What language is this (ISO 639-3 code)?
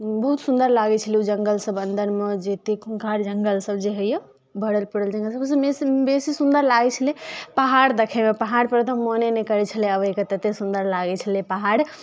mai